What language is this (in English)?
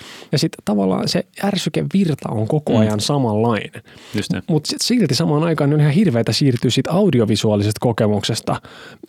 Finnish